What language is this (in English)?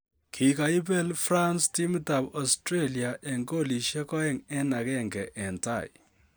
Kalenjin